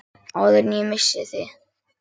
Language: Icelandic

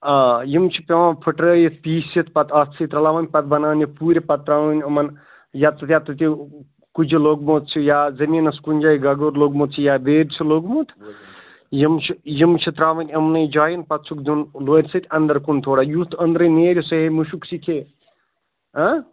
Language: Kashmiri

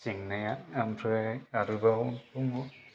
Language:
Bodo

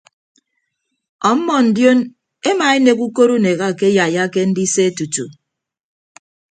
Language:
Ibibio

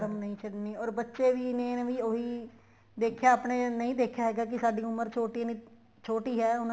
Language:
Punjabi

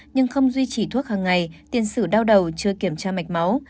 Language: Vietnamese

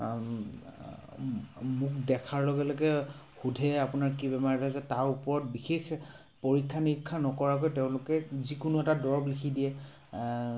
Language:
Assamese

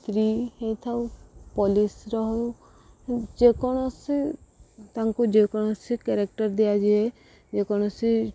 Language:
Odia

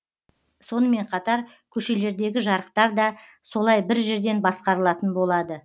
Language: Kazakh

